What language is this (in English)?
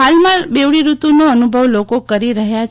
Gujarati